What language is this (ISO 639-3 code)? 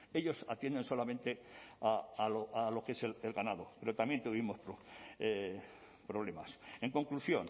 spa